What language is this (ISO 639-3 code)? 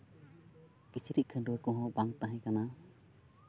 sat